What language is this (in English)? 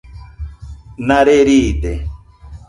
Nüpode Huitoto